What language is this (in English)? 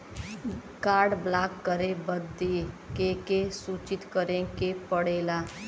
Bhojpuri